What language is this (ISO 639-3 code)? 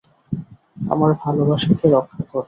ben